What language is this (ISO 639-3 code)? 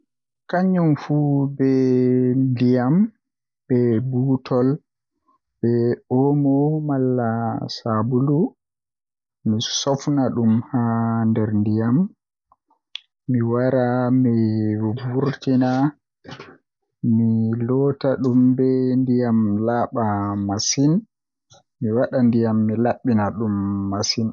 fuh